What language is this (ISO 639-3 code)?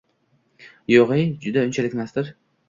uzb